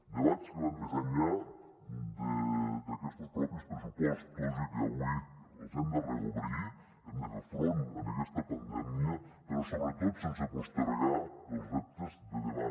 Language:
Catalan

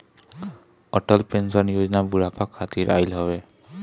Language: Bhojpuri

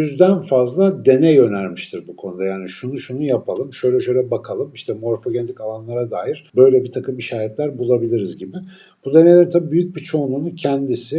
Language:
Turkish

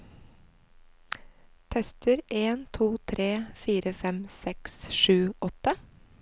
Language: Norwegian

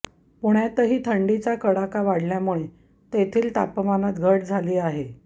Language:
Marathi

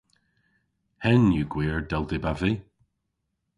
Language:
Cornish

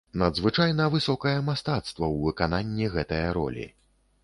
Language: Belarusian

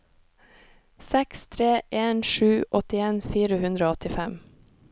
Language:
Norwegian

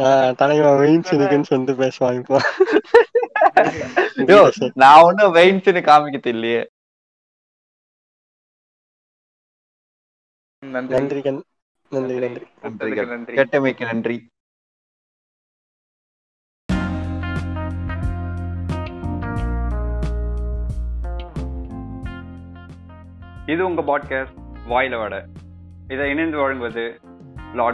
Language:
Tamil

